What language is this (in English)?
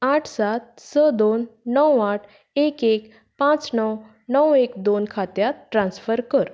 Konkani